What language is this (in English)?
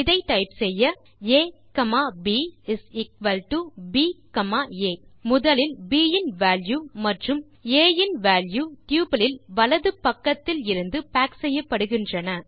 Tamil